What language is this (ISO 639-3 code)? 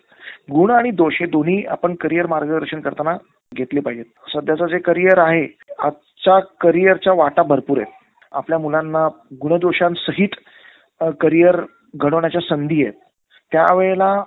mar